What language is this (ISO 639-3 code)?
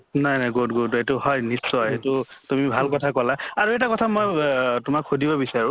asm